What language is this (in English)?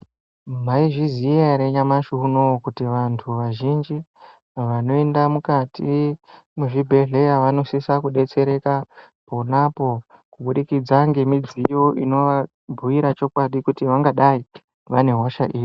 Ndau